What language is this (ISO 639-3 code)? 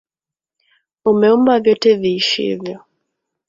swa